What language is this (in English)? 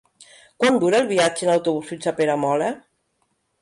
Catalan